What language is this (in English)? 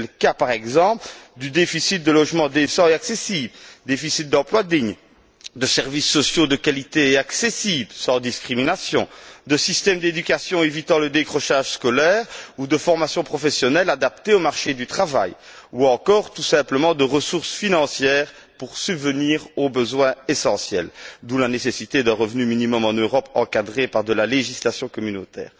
French